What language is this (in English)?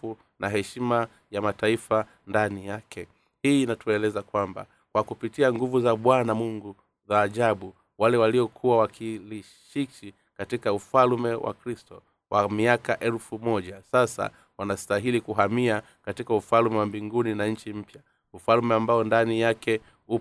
Swahili